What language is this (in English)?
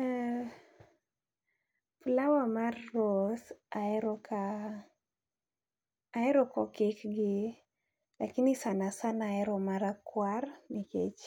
Luo (Kenya and Tanzania)